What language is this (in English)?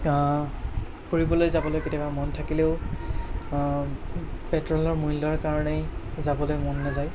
Assamese